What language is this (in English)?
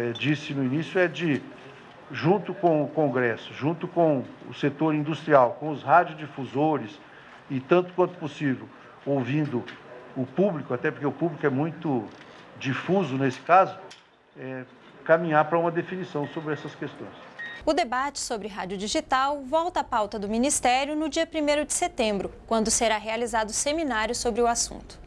Portuguese